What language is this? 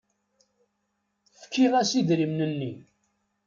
Kabyle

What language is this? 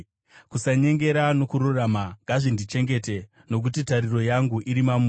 Shona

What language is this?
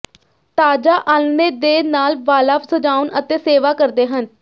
Punjabi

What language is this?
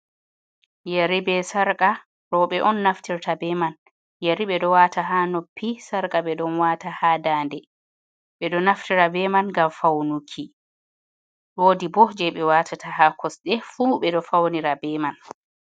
Fula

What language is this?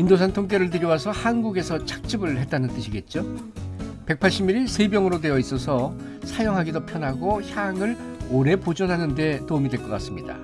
Korean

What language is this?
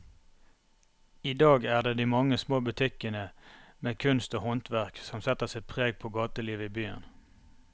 Norwegian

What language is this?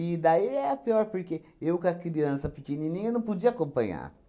Portuguese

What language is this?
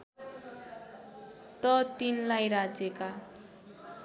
Nepali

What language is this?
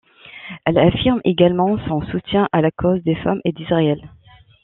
French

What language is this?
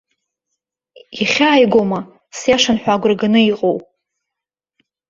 Abkhazian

